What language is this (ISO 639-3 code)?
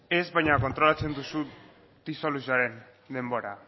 eus